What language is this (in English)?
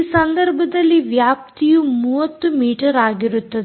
Kannada